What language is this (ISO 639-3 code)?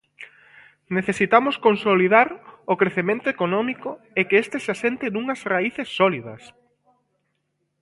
glg